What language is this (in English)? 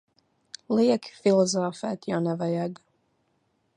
Latvian